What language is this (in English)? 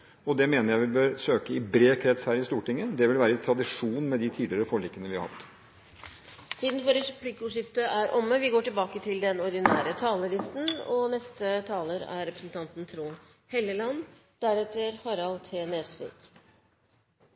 Norwegian